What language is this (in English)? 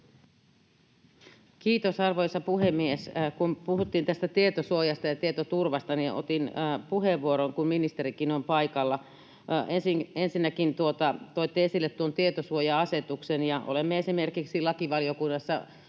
Finnish